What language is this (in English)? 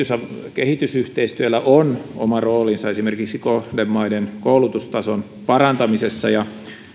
Finnish